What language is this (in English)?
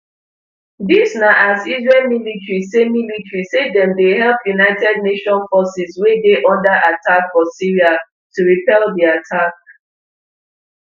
Nigerian Pidgin